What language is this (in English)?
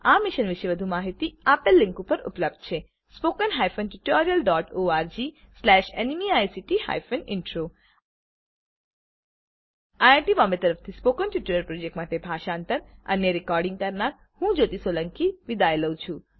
Gujarati